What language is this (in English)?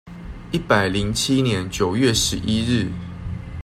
Chinese